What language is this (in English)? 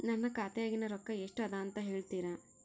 Kannada